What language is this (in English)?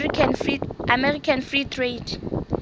Southern Sotho